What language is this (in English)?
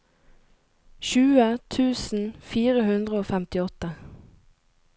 Norwegian